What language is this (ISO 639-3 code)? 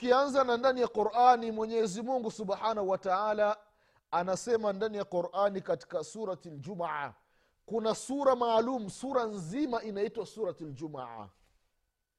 swa